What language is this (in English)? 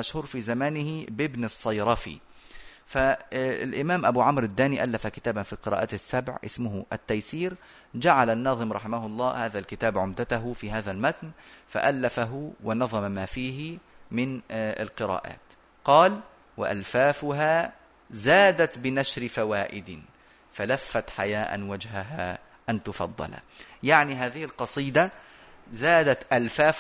Arabic